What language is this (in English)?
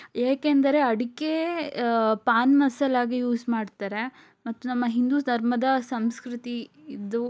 Kannada